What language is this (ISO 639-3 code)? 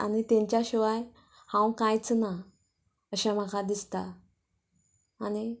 kok